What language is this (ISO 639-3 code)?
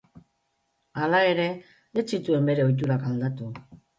eus